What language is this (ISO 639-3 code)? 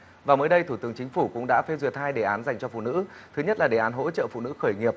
vie